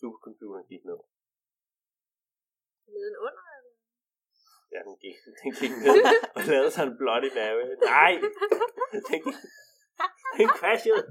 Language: Danish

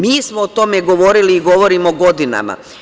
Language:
Serbian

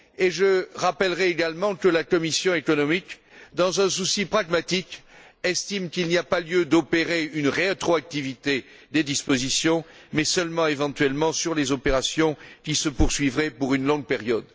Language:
French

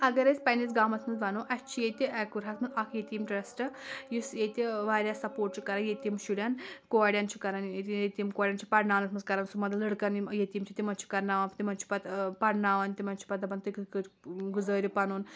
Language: Kashmiri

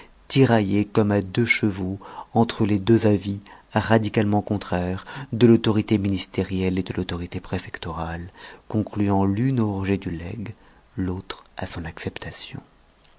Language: French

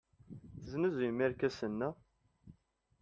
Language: Kabyle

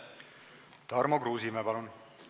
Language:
Estonian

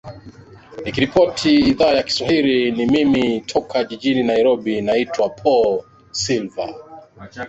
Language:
Swahili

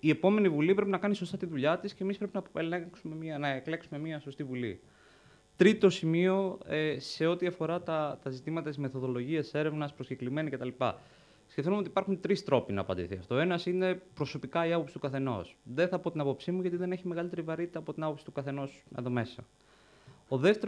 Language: Greek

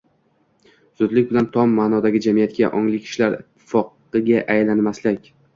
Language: Uzbek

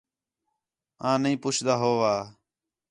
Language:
Khetrani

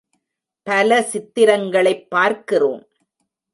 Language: Tamil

